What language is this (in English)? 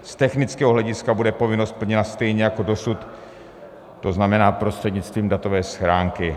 Czech